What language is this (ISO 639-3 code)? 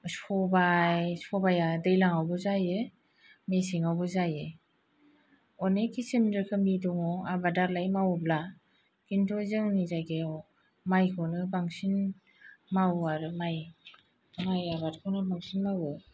brx